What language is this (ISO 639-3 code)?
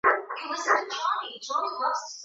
swa